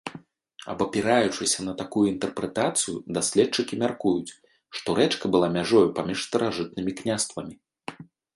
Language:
Belarusian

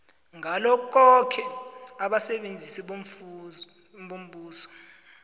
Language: South Ndebele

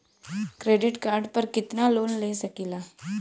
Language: Bhojpuri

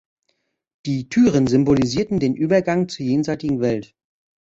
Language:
German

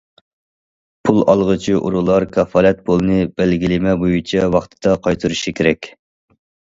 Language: Uyghur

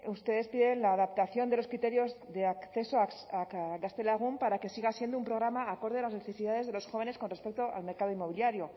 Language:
Spanish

